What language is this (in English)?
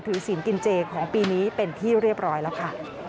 Thai